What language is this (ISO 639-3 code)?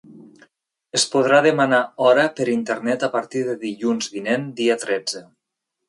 cat